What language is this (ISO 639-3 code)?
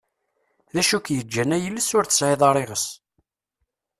kab